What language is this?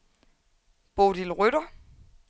Danish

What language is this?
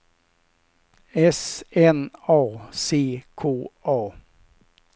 Swedish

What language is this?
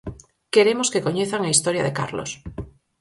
Galician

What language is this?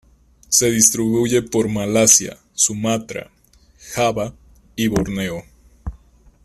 Spanish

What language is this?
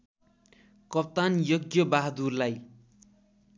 Nepali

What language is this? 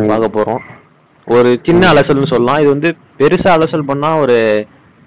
Tamil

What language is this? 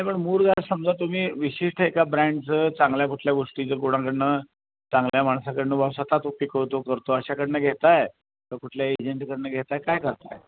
Marathi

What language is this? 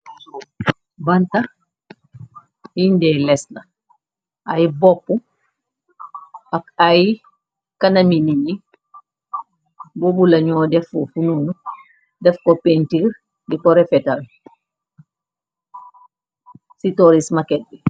Wolof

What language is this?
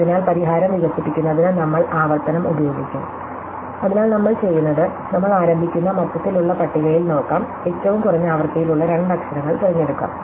Malayalam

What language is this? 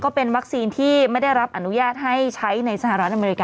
Thai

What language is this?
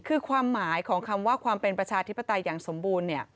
Thai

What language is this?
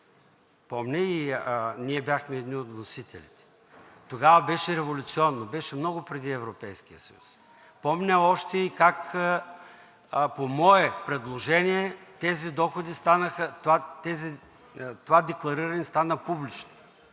Bulgarian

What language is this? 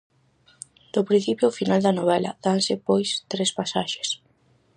Galician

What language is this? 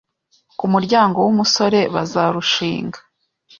Kinyarwanda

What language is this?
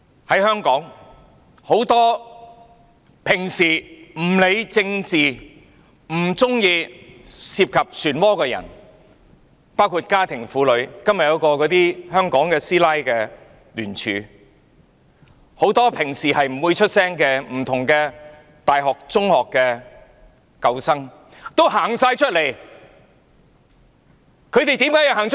Cantonese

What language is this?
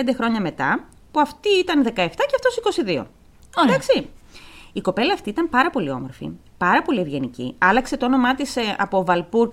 Greek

